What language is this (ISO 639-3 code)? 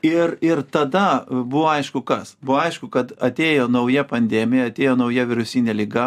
lit